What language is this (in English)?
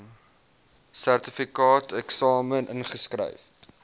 Afrikaans